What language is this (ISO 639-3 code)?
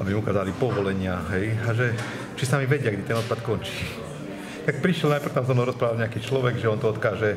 slk